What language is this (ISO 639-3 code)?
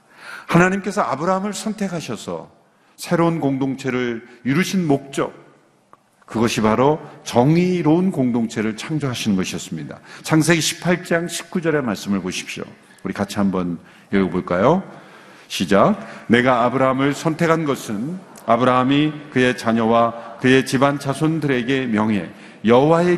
kor